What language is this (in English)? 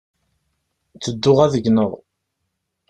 Kabyle